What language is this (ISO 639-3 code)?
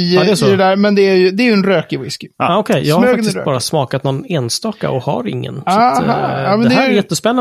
swe